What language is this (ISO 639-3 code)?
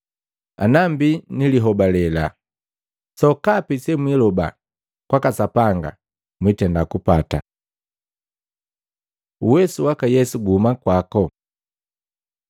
mgv